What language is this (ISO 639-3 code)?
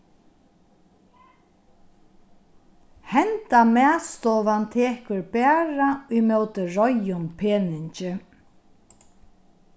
fao